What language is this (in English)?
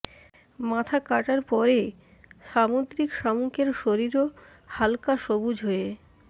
Bangla